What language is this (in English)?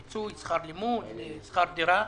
Hebrew